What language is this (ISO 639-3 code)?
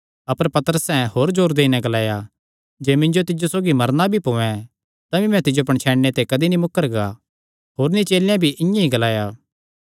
xnr